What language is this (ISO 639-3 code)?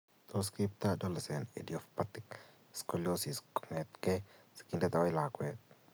kln